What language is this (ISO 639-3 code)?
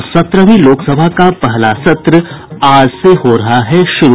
hin